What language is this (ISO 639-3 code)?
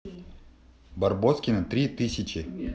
rus